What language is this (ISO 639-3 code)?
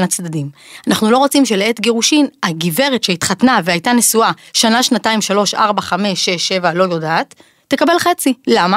heb